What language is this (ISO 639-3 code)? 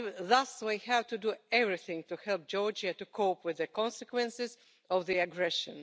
eng